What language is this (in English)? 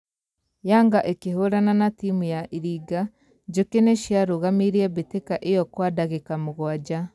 Kikuyu